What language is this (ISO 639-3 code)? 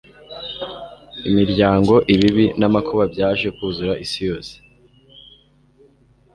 kin